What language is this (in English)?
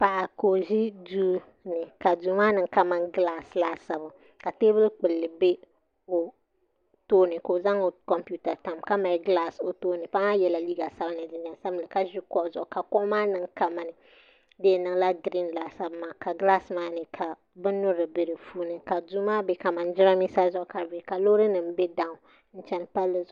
Dagbani